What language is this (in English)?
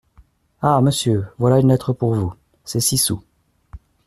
French